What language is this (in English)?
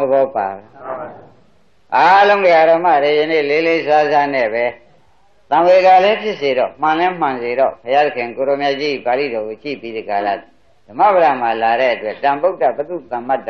Spanish